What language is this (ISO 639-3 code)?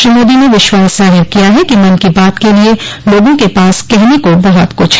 hin